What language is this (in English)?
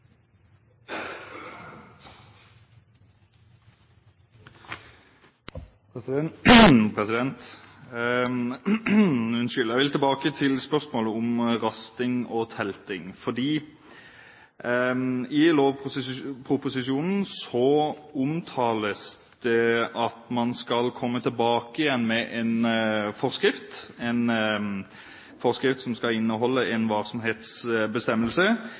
Norwegian Bokmål